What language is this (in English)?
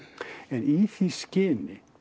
Icelandic